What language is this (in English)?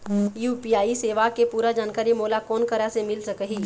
Chhattisgarhi